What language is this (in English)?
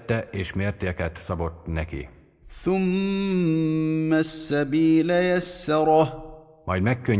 Hungarian